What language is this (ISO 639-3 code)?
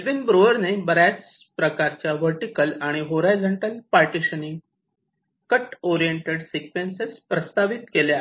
mar